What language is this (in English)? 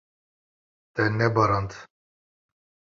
Kurdish